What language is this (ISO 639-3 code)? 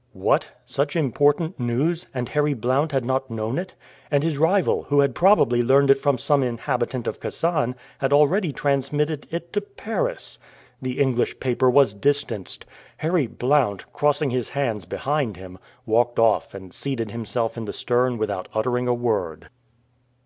eng